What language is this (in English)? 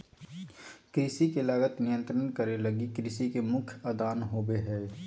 Magahi